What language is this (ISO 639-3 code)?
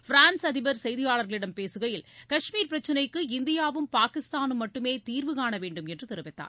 tam